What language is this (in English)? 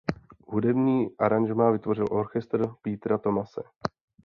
Czech